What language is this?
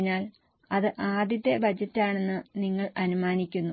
Malayalam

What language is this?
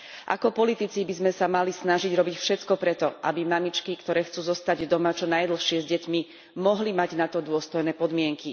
Slovak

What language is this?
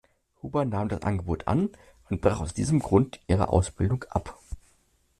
German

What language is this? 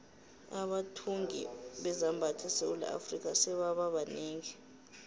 South Ndebele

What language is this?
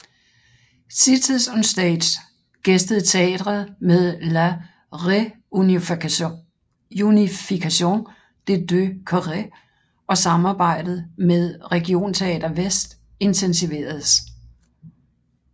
Danish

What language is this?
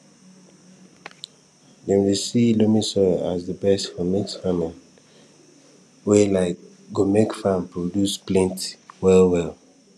Nigerian Pidgin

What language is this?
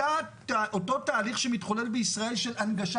Hebrew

